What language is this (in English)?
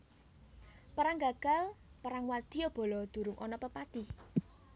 Javanese